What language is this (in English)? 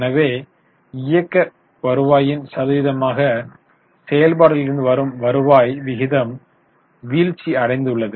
Tamil